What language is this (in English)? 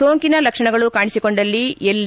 Kannada